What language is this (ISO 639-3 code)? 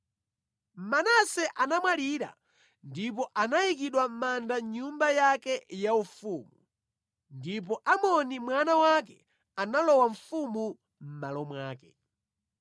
nya